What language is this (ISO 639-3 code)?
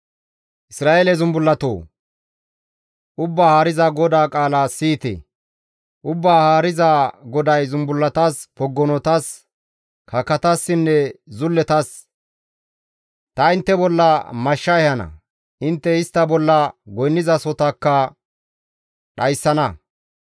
gmv